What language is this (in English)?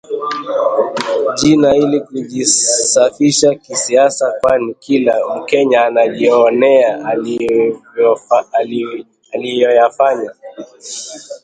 Swahili